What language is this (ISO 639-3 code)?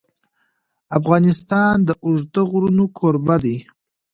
pus